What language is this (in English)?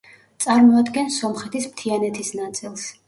Georgian